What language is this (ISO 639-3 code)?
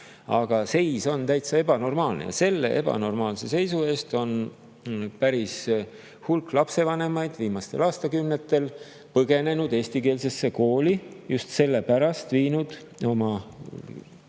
est